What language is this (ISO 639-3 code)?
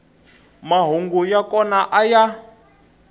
tso